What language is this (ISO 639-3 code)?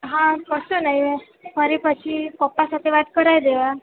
guj